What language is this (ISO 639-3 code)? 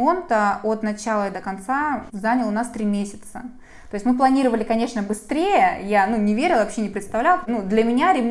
rus